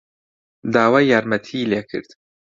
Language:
Central Kurdish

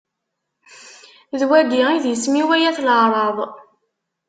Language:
Kabyle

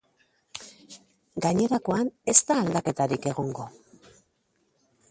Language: Basque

